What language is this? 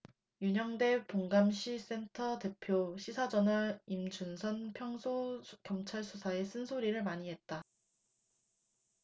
Korean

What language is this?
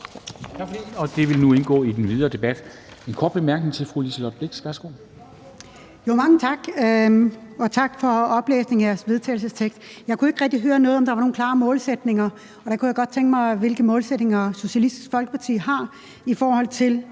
Danish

